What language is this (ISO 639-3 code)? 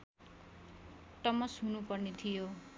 nep